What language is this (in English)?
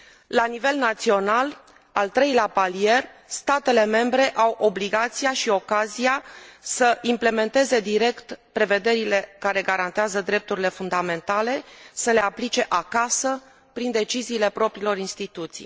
Romanian